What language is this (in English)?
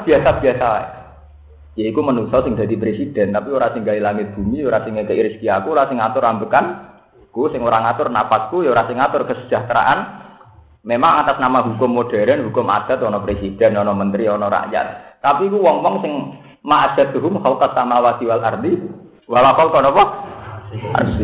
Indonesian